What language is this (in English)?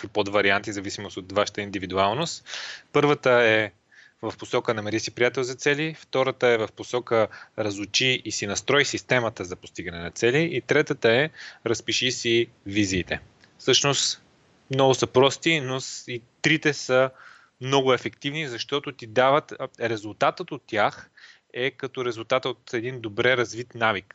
Bulgarian